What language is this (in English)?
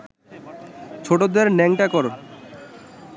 Bangla